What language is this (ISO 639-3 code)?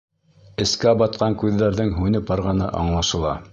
bak